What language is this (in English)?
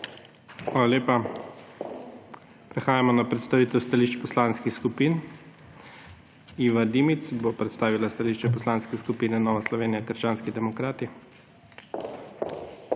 Slovenian